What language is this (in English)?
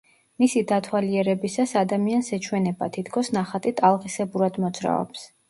Georgian